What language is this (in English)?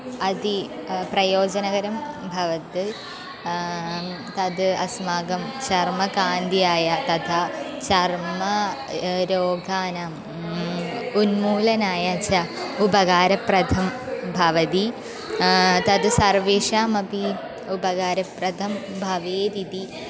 Sanskrit